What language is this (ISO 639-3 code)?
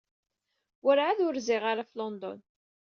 kab